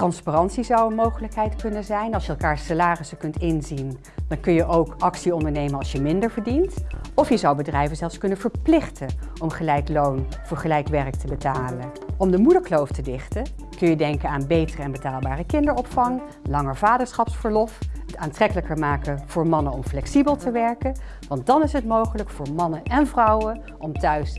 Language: Dutch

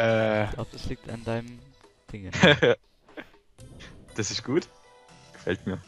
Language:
German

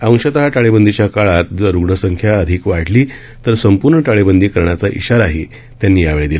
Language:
Marathi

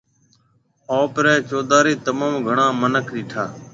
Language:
Marwari (Pakistan)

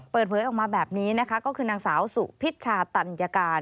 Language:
Thai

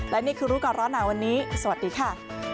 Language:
Thai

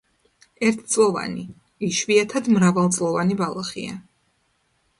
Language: Georgian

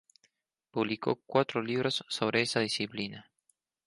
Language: Spanish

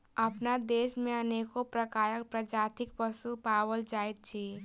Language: Maithili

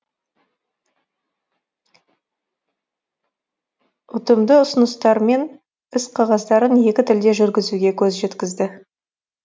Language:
Kazakh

